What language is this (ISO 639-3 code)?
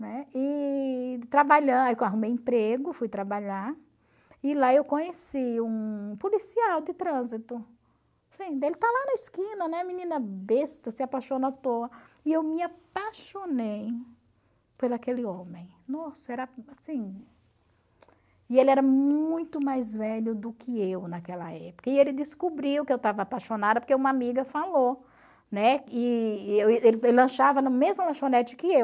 por